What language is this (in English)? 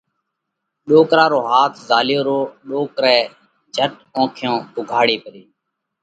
Parkari Koli